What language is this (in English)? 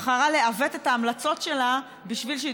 Hebrew